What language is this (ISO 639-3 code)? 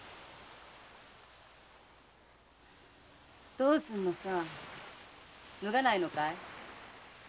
jpn